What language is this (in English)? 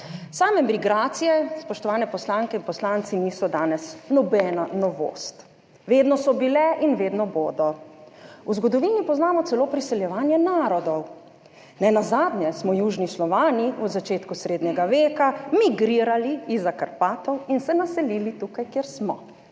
Slovenian